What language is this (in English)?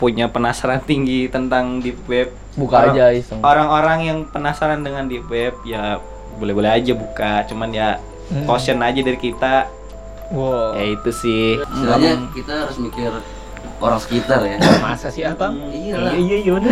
Indonesian